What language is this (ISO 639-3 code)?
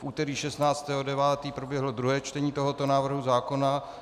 ces